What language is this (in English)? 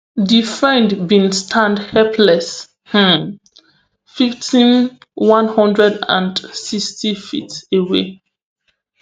Nigerian Pidgin